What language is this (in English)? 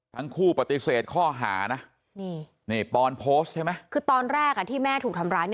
Thai